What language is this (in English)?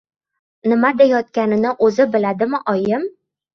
Uzbek